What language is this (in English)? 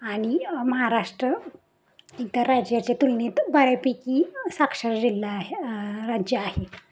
Marathi